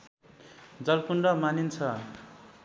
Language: Nepali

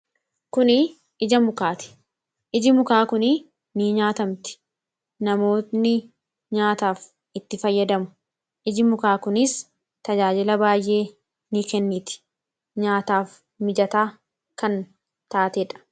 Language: Oromo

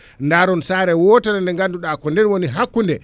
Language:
Fula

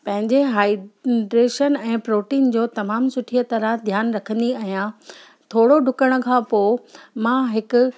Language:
Sindhi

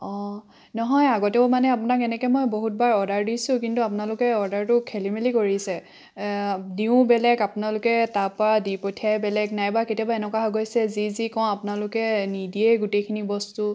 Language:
Assamese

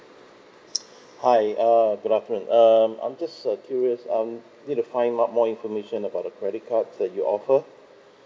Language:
English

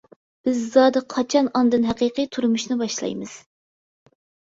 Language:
Uyghur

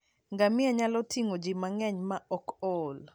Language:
Luo (Kenya and Tanzania)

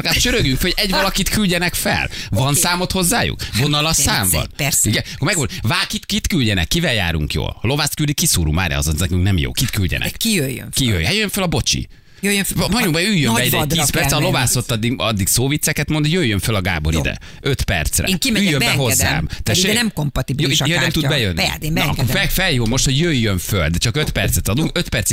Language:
Hungarian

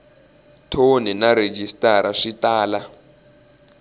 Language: Tsonga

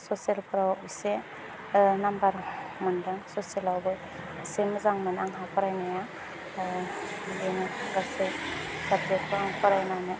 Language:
Bodo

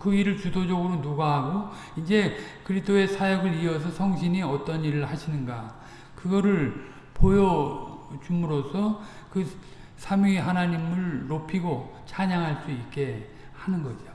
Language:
Korean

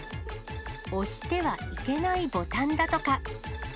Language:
Japanese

